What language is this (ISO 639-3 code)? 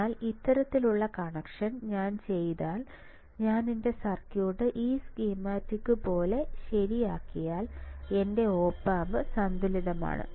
mal